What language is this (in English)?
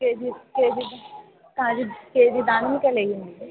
Telugu